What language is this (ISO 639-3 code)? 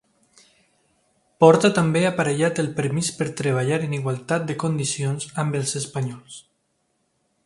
cat